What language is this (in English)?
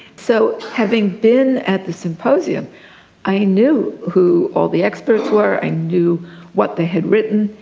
English